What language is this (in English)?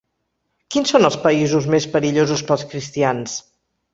Catalan